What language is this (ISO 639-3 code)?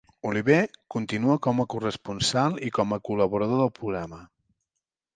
cat